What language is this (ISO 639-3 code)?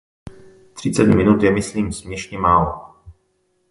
ces